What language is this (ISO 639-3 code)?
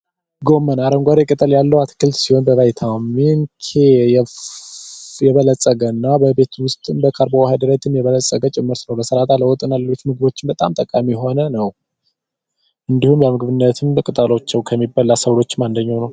amh